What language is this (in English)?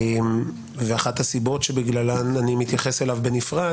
Hebrew